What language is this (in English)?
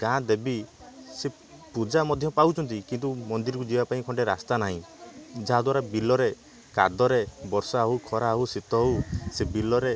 Odia